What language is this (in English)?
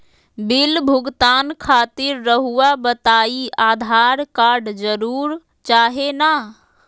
Magahi